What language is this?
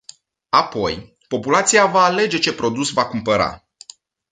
Romanian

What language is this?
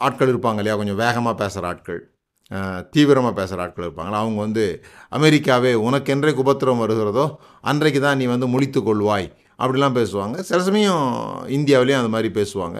Tamil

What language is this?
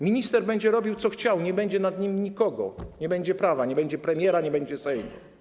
Polish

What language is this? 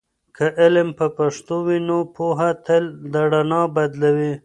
Pashto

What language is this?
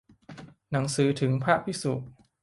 Thai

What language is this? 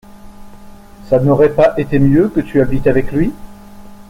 French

